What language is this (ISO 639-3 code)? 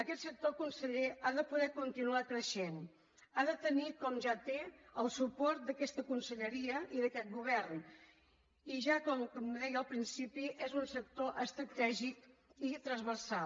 cat